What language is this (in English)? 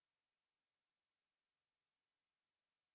Hindi